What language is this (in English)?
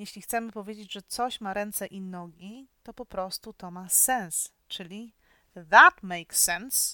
Polish